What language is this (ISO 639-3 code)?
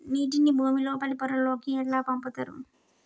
tel